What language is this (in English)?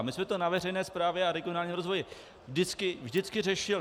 Czech